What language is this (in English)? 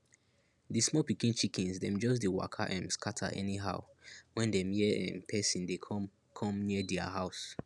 Nigerian Pidgin